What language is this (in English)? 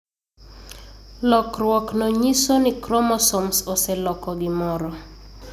Luo (Kenya and Tanzania)